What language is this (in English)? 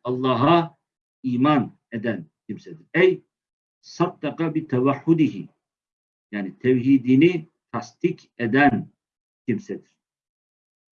Turkish